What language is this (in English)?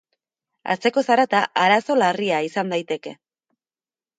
Basque